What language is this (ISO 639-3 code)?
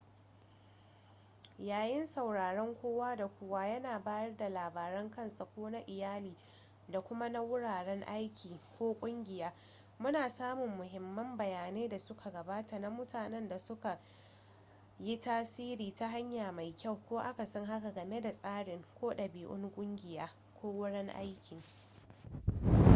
hau